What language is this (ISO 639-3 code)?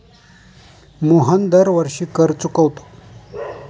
mar